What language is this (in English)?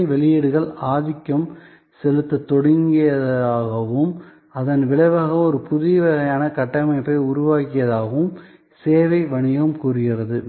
Tamil